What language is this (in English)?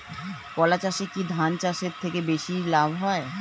Bangla